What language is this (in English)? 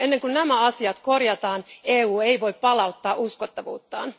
Finnish